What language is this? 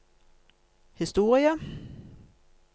Norwegian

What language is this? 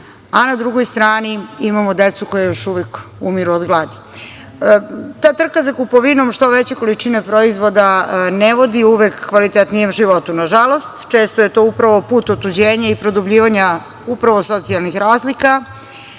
Serbian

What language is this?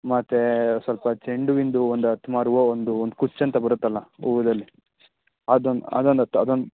Kannada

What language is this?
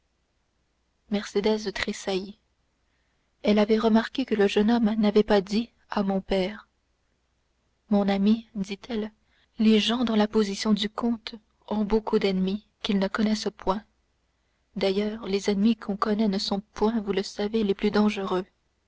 French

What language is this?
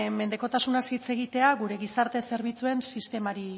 Basque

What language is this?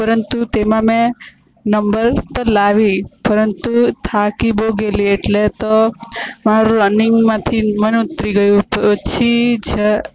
Gujarati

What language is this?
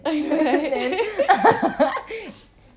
English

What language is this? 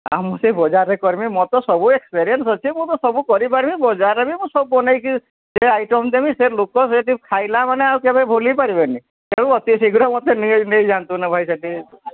Odia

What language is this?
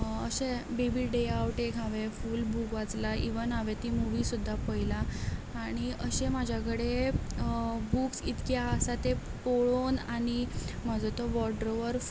Konkani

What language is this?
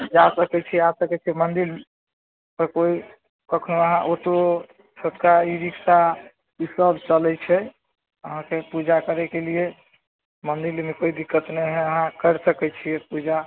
Maithili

